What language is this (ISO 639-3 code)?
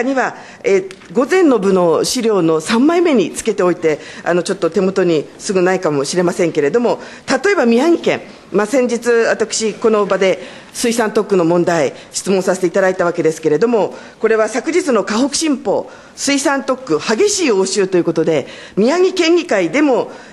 jpn